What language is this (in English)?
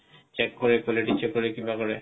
Assamese